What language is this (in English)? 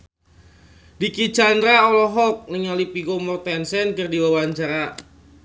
Sundanese